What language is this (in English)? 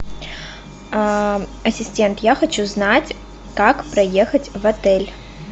Russian